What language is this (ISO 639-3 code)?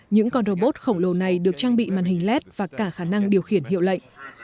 vie